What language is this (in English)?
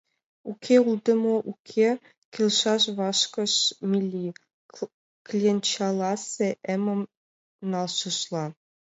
Mari